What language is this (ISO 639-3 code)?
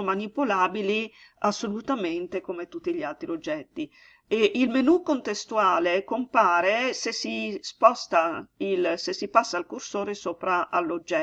ita